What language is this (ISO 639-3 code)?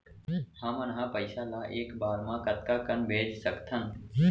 hne